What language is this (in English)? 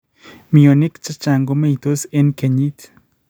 Kalenjin